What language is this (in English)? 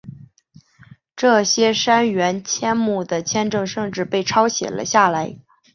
Chinese